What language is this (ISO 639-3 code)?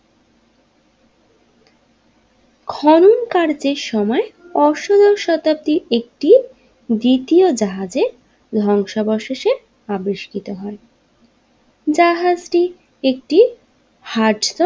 ben